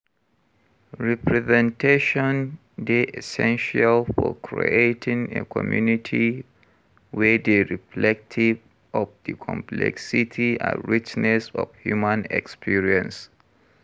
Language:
Nigerian Pidgin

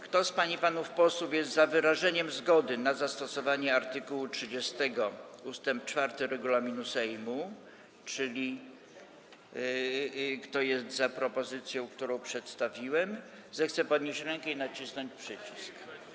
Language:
Polish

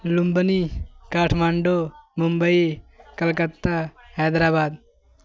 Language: Urdu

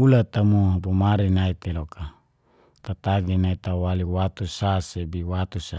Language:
Geser-Gorom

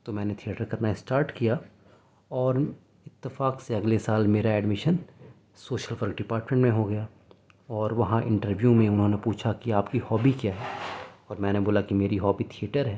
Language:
Urdu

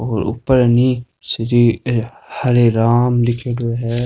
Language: Rajasthani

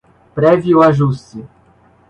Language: Portuguese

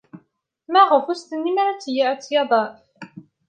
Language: Kabyle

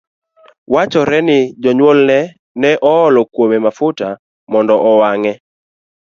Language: Luo (Kenya and Tanzania)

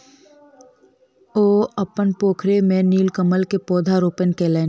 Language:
Maithili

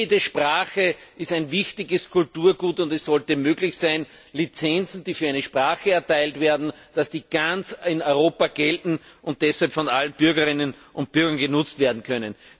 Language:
German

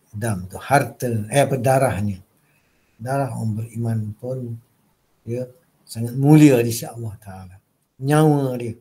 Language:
Malay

